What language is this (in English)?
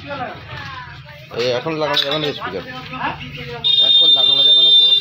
Spanish